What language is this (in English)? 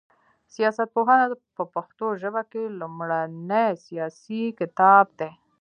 Pashto